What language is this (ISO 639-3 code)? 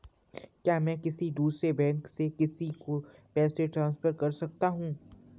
hin